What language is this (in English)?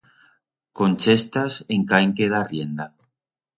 Aragonese